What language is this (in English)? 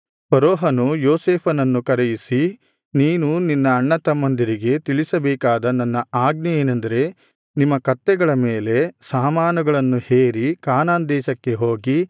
Kannada